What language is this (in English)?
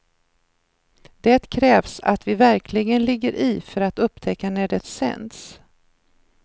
Swedish